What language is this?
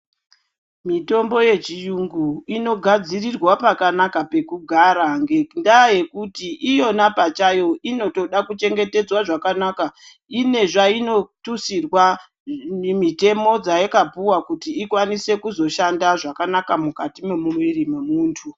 Ndau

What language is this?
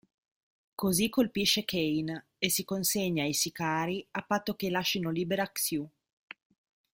Italian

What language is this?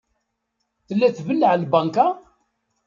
Kabyle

